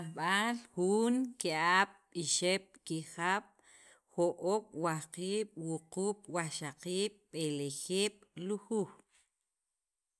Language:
Sacapulteco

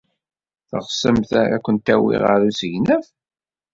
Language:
Kabyle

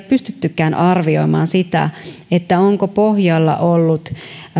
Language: Finnish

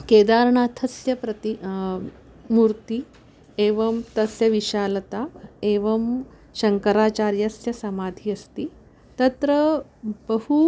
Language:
Sanskrit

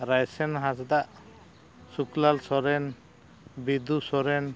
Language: Santali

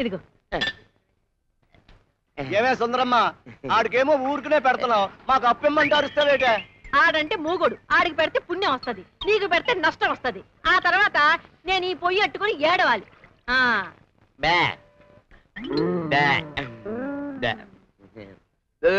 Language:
Telugu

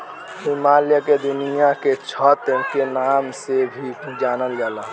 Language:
Bhojpuri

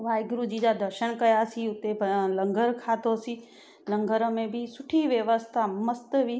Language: Sindhi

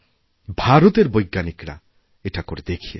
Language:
Bangla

